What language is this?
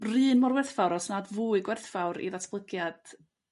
Welsh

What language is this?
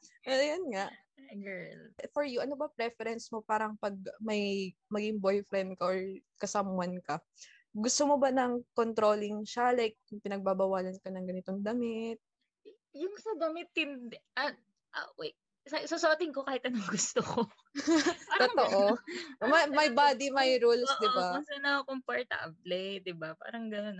Filipino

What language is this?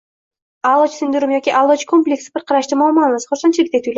Uzbek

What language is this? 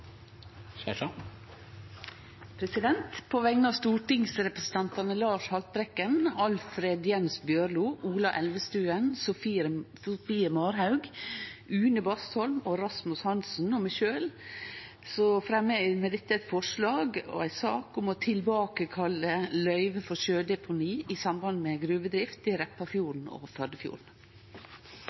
Norwegian Nynorsk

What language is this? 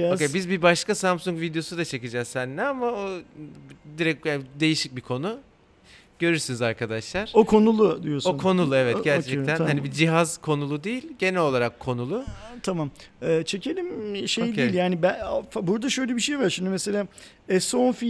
Turkish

